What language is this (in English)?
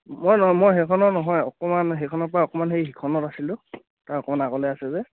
Assamese